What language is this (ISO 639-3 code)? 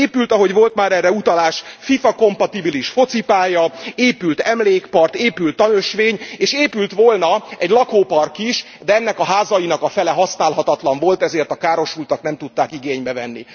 hun